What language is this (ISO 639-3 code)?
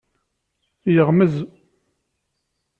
kab